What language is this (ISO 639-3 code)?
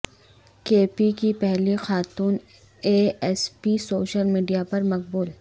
urd